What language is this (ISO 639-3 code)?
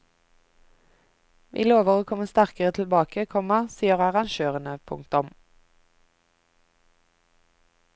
nor